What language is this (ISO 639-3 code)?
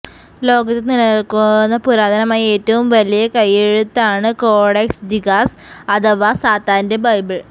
mal